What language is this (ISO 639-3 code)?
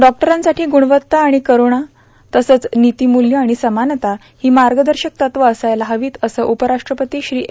mar